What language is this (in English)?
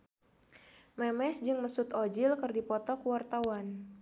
Sundanese